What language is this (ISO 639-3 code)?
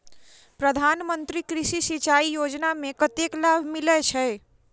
mai